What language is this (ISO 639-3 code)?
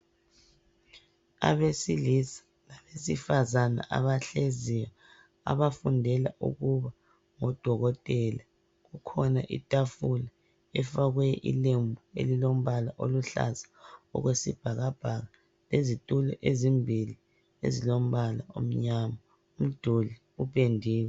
nde